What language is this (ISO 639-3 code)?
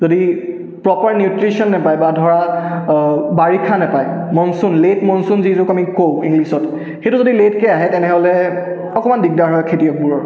asm